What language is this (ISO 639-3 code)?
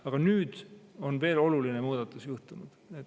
est